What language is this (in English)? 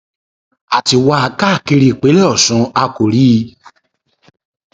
Yoruba